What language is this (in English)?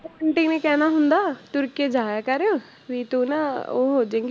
Punjabi